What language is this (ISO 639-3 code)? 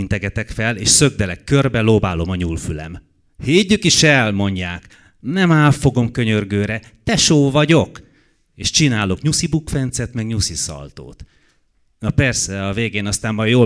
hun